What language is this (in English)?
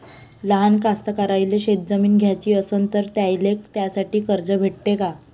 Marathi